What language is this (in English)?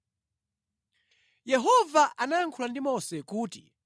Nyanja